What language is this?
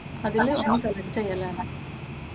Malayalam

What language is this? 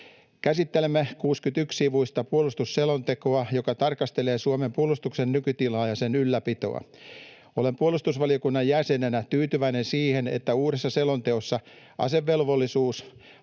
Finnish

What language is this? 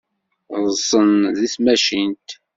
Kabyle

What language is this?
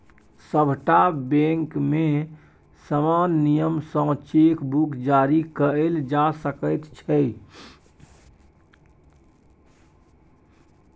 Maithili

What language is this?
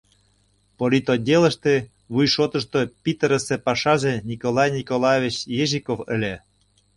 Mari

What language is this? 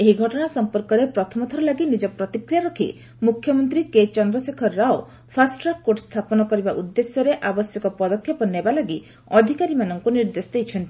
Odia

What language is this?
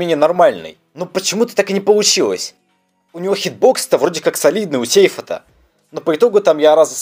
Russian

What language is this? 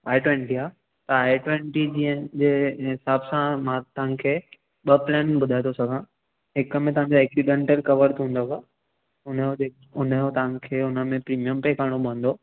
Sindhi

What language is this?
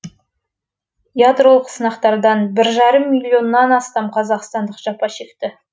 Kazakh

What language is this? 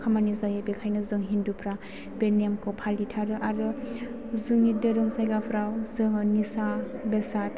Bodo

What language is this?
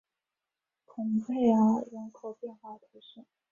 Chinese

